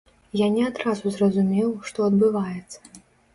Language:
Belarusian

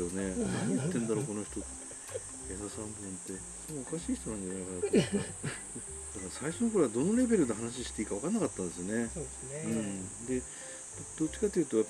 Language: Japanese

